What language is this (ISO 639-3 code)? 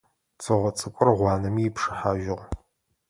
ady